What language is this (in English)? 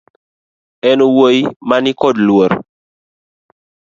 Luo (Kenya and Tanzania)